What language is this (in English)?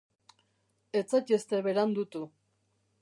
Basque